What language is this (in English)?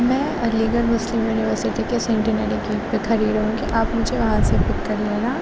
Urdu